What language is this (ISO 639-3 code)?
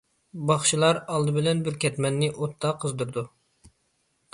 uig